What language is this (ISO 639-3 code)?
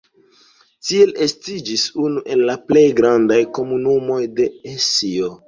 epo